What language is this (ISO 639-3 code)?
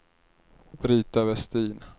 swe